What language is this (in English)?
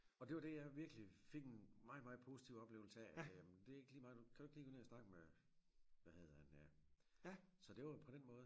Danish